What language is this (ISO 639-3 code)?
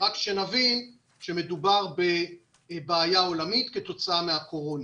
heb